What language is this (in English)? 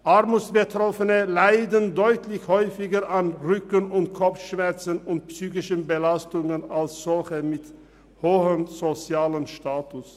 Swiss German